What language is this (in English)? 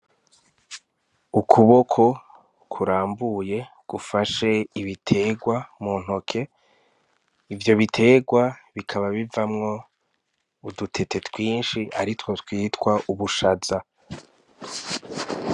Rundi